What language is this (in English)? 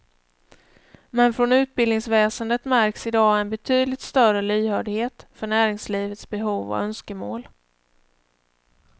Swedish